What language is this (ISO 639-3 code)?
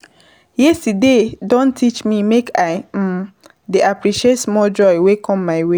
pcm